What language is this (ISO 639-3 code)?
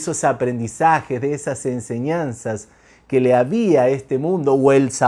spa